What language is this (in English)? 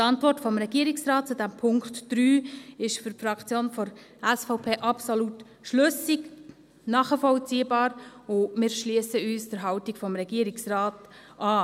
Swiss German